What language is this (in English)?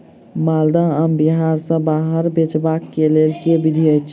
Maithili